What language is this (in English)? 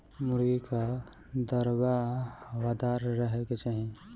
Bhojpuri